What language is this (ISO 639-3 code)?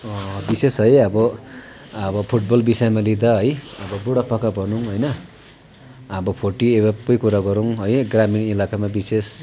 nep